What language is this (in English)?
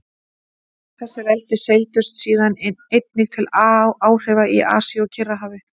Icelandic